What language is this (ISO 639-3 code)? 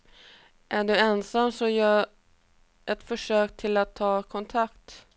swe